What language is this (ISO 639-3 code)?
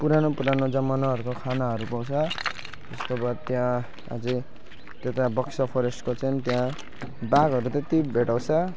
nep